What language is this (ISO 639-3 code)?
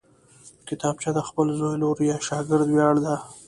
pus